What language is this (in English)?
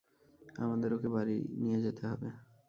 Bangla